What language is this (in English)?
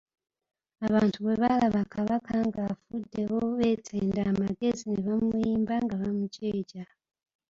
Ganda